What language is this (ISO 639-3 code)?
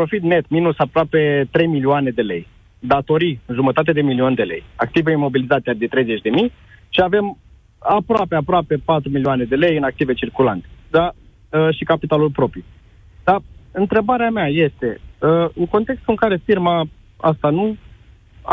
ron